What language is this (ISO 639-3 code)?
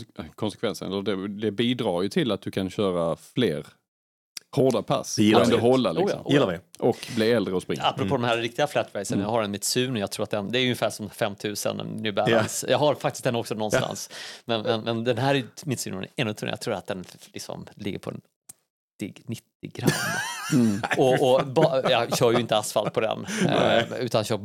swe